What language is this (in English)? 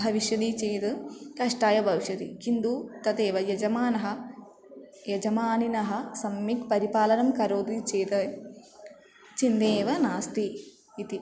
Sanskrit